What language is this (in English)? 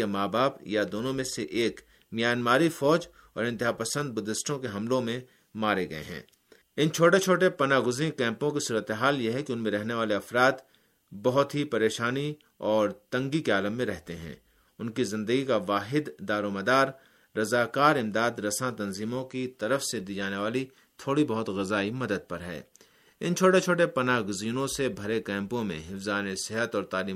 Urdu